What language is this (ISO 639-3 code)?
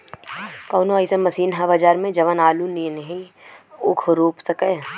bho